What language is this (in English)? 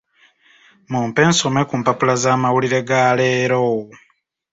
Ganda